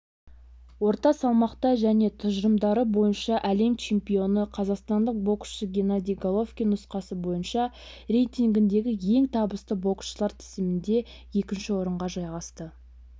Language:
Kazakh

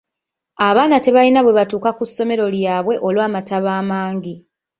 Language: Ganda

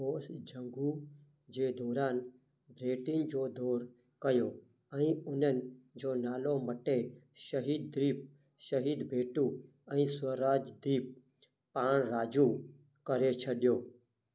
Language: Sindhi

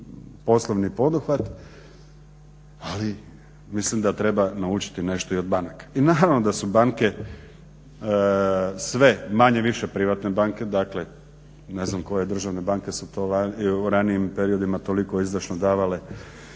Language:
Croatian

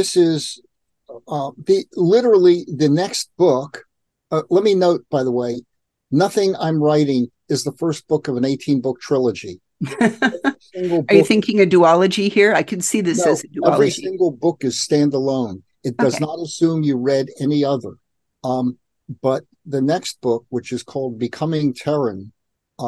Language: English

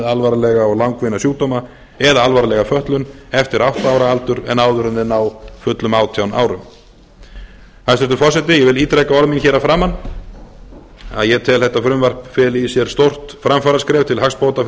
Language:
Icelandic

